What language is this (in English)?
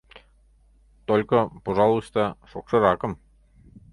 Mari